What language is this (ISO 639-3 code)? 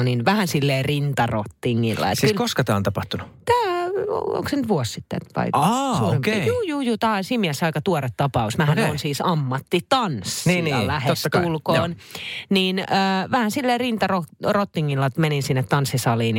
fin